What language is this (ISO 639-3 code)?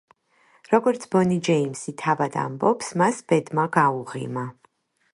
kat